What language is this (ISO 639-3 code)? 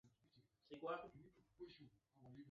swa